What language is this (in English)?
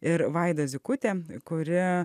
Lithuanian